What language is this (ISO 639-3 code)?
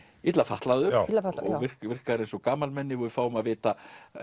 isl